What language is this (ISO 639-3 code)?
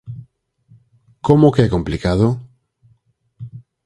glg